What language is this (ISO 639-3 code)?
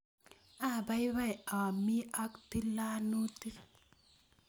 kln